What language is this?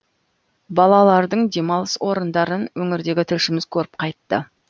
Kazakh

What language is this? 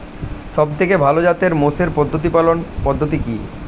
Bangla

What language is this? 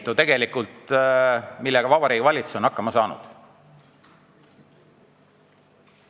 Estonian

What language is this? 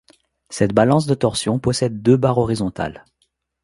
French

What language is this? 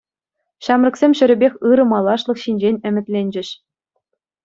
Chuvash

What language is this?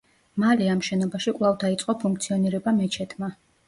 Georgian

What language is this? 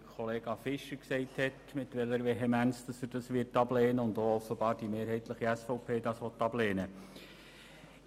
Swiss German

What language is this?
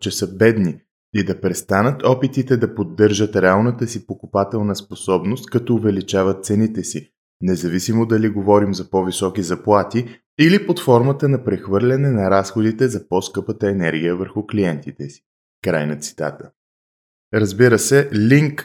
Bulgarian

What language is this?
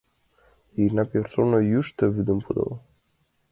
Mari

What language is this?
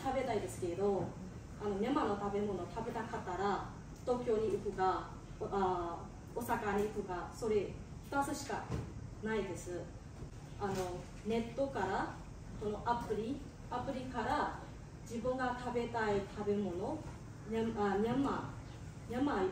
Japanese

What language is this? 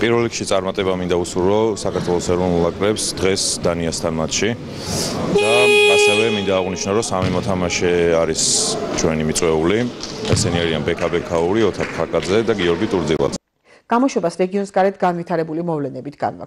Romanian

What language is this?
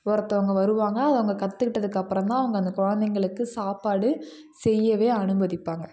Tamil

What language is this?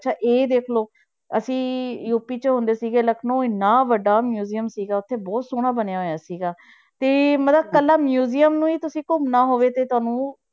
Punjabi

